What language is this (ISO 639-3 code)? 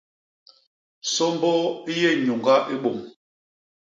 bas